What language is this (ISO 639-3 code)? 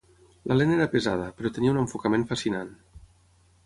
cat